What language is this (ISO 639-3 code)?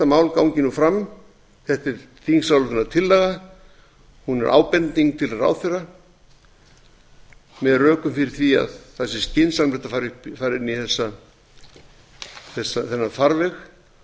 isl